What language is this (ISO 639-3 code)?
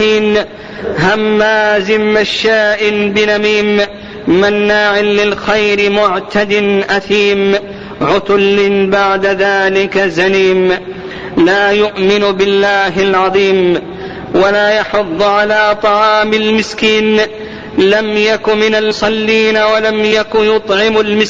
ara